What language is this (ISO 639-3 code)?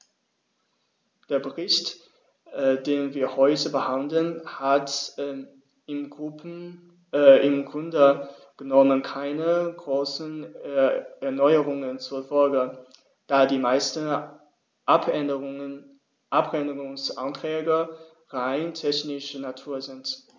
deu